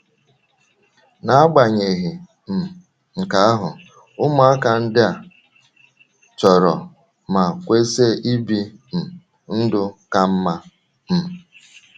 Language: Igbo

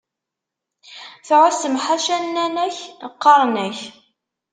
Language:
Kabyle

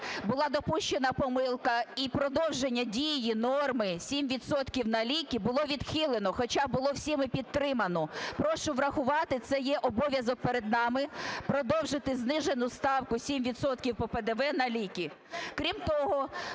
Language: Ukrainian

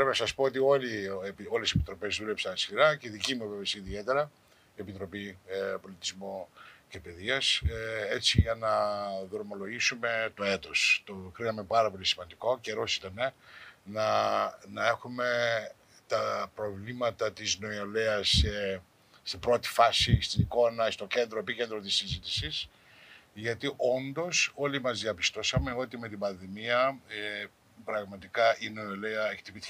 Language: Greek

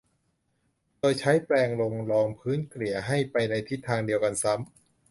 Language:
Thai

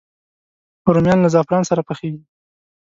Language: Pashto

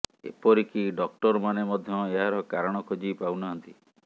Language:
Odia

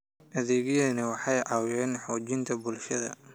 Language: Somali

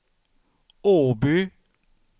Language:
Swedish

